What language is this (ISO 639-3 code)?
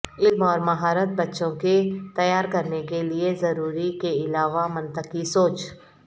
urd